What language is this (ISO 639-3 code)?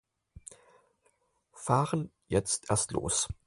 deu